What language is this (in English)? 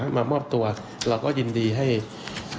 Thai